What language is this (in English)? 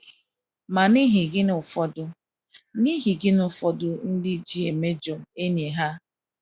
Igbo